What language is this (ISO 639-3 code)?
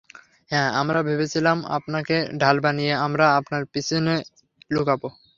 ben